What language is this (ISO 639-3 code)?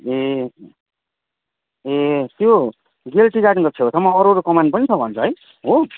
nep